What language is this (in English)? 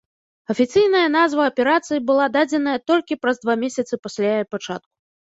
Belarusian